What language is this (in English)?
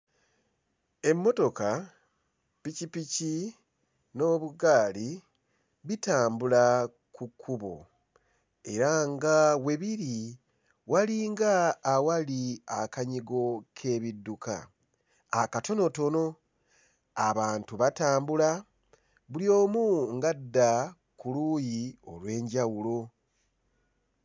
Ganda